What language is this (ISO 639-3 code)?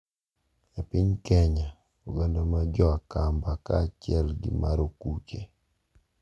luo